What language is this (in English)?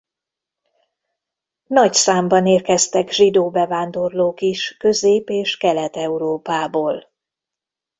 Hungarian